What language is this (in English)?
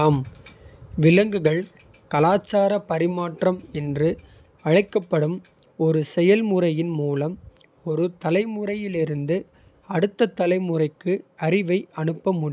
Kota (India)